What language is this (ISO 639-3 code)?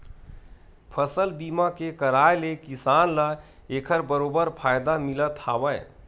hne